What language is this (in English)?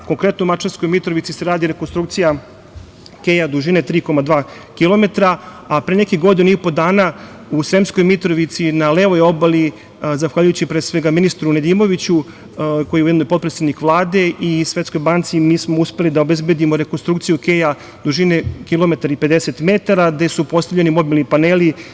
Serbian